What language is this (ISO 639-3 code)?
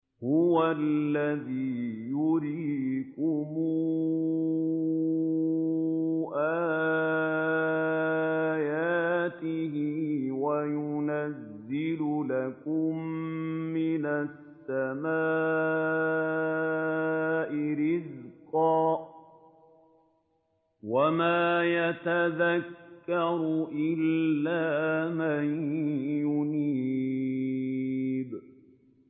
ara